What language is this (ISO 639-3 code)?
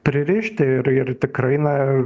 lit